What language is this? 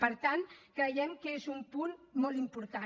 Catalan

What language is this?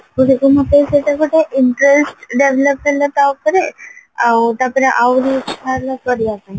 Odia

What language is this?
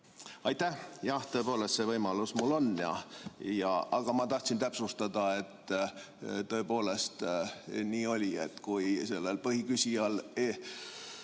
Estonian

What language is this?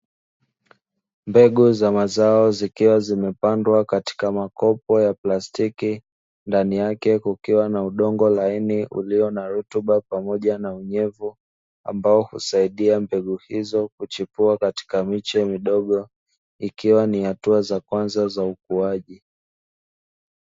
Swahili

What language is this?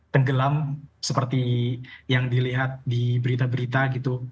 Indonesian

